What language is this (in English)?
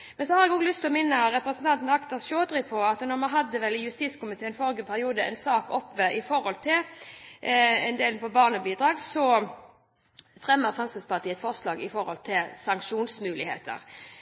Norwegian Bokmål